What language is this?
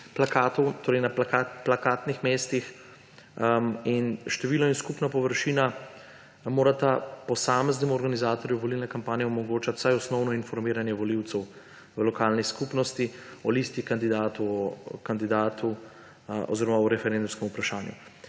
Slovenian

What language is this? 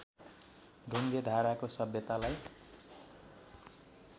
Nepali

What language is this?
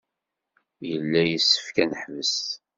Kabyle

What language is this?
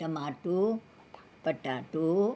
Sindhi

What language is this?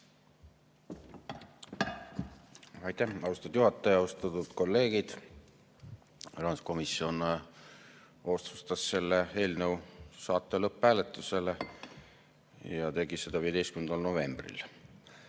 Estonian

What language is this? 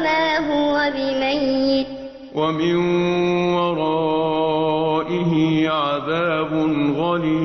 Arabic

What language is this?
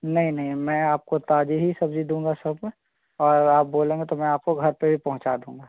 Hindi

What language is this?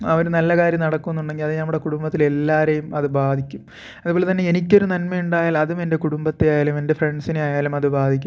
Malayalam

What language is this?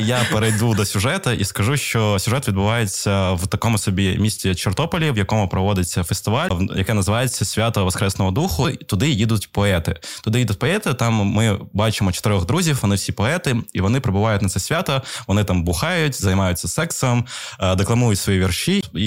Ukrainian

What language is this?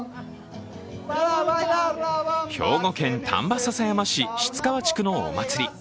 Japanese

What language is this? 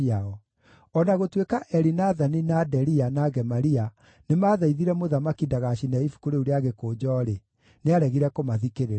Kikuyu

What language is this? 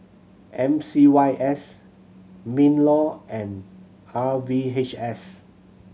English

